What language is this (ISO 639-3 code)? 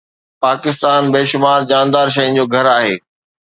snd